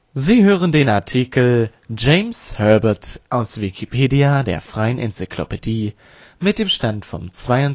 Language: German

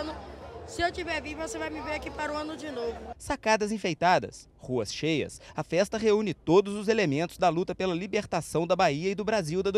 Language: Portuguese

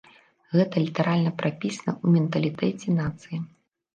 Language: Belarusian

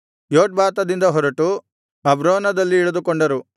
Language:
Kannada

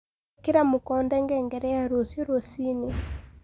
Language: Kikuyu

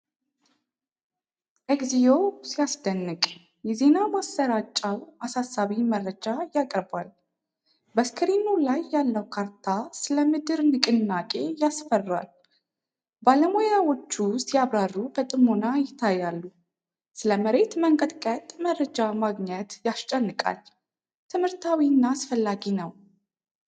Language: Amharic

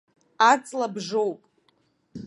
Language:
Abkhazian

